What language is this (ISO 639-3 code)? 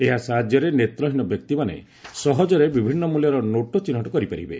ori